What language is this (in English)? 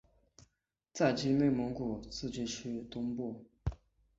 Chinese